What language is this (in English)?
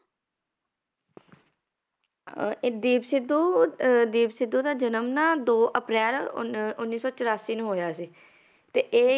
Punjabi